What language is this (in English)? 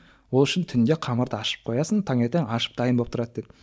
Kazakh